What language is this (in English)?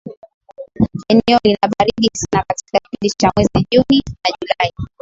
Swahili